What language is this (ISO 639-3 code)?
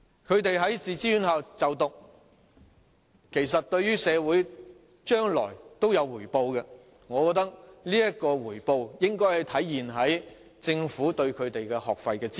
yue